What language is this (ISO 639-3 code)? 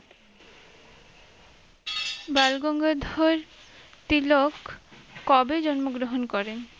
ben